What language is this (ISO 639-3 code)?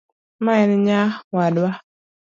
luo